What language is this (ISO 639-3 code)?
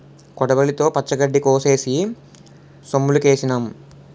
tel